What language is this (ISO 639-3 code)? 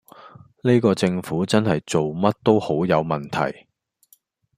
yue